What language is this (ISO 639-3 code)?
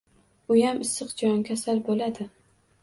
uzb